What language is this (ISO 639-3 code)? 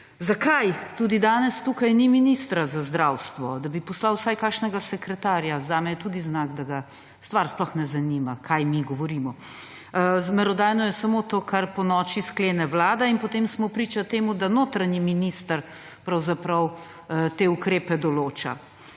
slv